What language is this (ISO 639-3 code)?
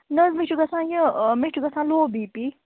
kas